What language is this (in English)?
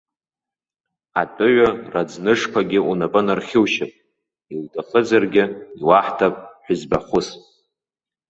Abkhazian